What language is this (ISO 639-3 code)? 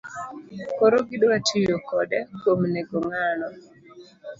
luo